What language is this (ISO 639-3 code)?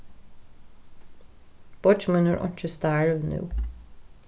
fao